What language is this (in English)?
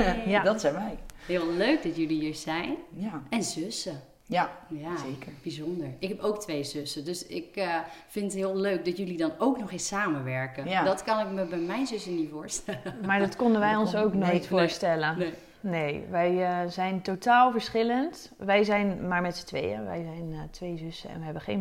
Dutch